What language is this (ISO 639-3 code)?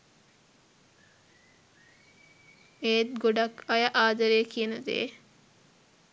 sin